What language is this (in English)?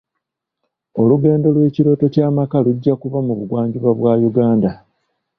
Ganda